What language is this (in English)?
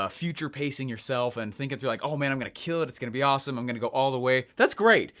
English